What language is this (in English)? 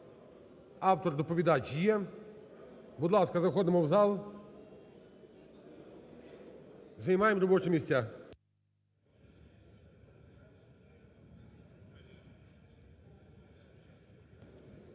Ukrainian